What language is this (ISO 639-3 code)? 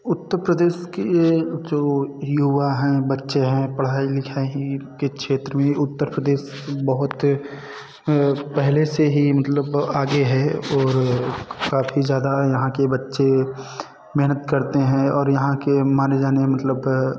hin